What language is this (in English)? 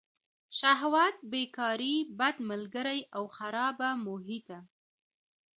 Pashto